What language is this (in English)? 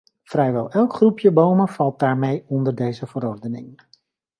Dutch